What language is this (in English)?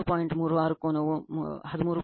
Kannada